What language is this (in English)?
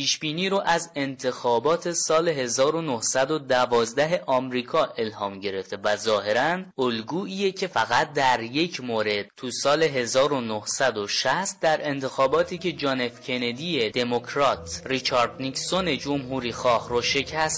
Persian